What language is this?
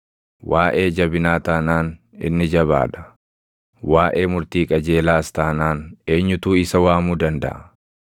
Oromo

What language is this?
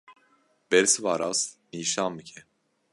Kurdish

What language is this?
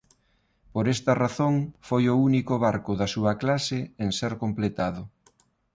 Galician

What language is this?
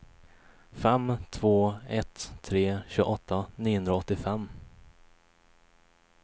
Swedish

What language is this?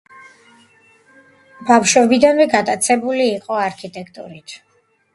Georgian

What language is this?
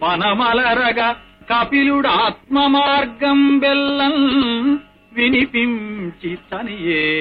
Telugu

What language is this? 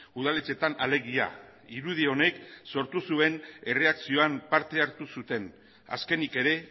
Basque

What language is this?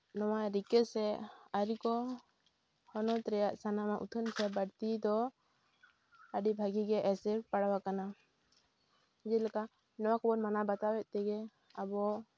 Santali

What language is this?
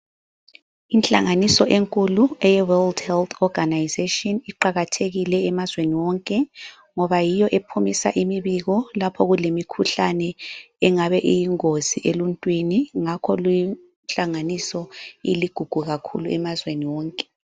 North Ndebele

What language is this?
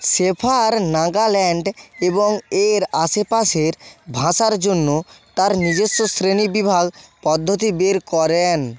Bangla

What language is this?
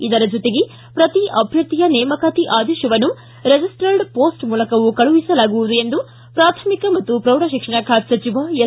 Kannada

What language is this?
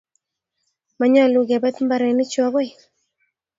Kalenjin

